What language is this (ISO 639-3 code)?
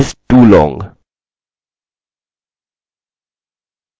hin